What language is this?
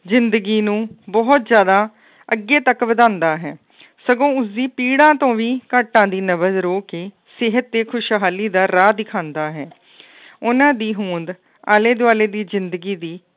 Punjabi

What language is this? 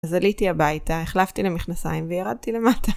Hebrew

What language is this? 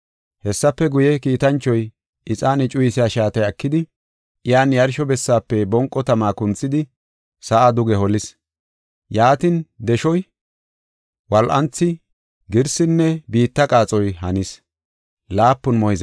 Gofa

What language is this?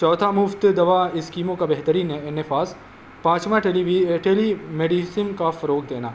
Urdu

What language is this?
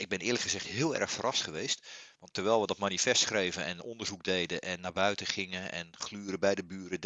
Dutch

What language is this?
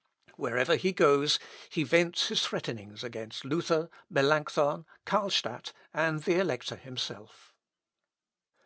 English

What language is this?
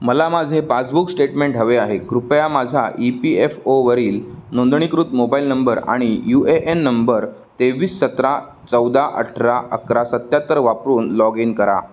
Marathi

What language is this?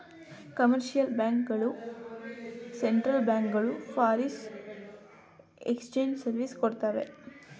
Kannada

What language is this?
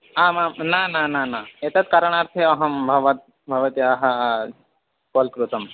Sanskrit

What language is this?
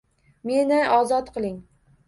Uzbek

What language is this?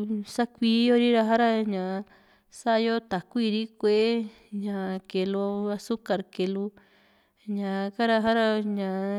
Juxtlahuaca Mixtec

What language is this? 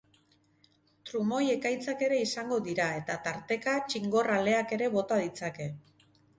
Basque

